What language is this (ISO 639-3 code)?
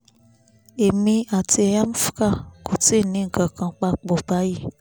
yor